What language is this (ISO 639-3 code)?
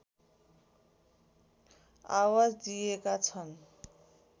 nep